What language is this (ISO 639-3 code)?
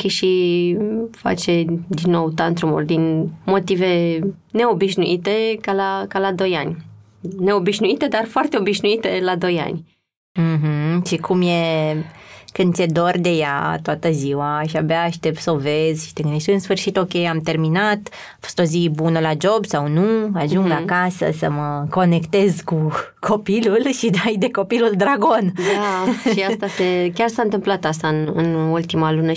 ron